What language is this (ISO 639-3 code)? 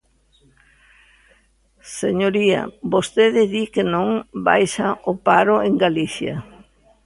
glg